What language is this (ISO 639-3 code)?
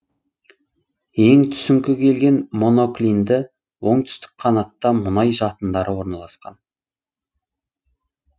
kaz